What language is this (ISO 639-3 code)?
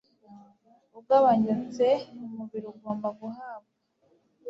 kin